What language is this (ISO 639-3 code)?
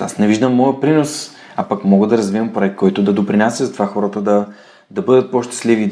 bul